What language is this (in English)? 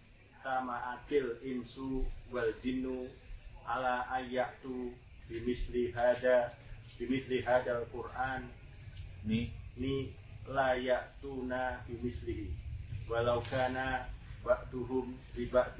Indonesian